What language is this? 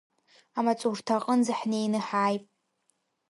Abkhazian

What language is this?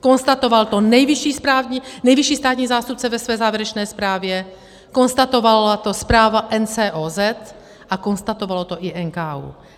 Czech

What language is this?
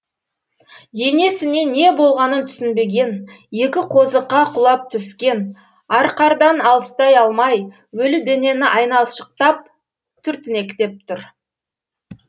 Kazakh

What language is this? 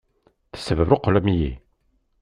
Kabyle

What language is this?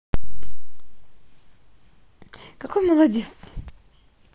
Russian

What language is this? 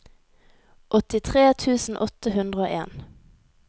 Norwegian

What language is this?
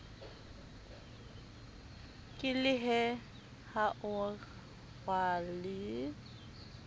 Southern Sotho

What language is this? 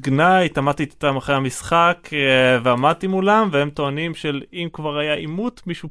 Hebrew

